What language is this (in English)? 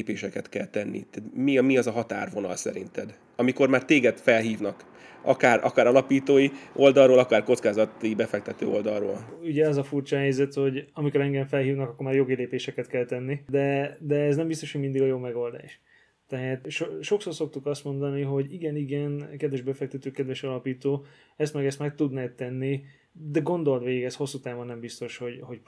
Hungarian